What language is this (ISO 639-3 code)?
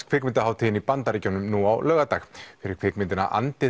isl